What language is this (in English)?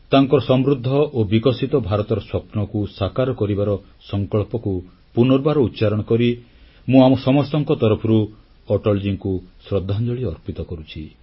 Odia